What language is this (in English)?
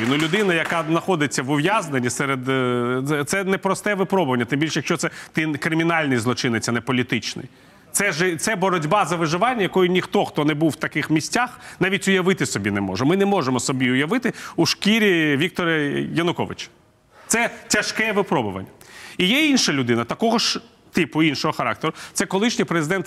Ukrainian